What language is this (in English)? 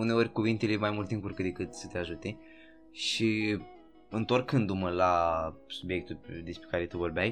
Romanian